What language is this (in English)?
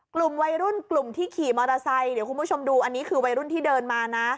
Thai